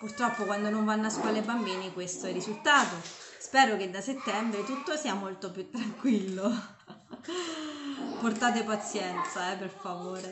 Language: Italian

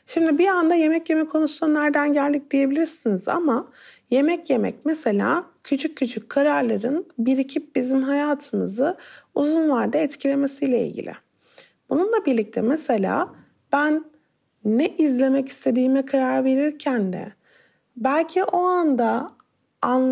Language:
Turkish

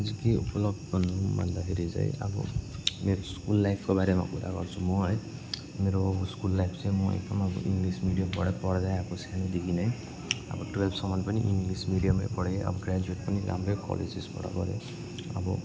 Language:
Nepali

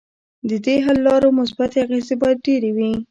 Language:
Pashto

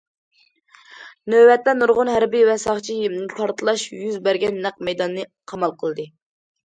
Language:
Uyghur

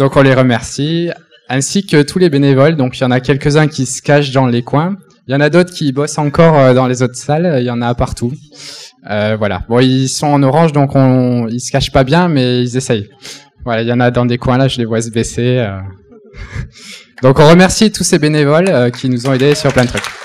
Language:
French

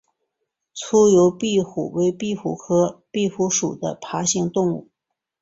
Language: Chinese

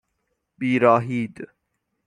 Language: Persian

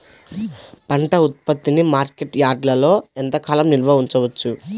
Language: Telugu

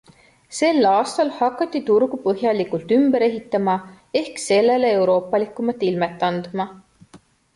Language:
Estonian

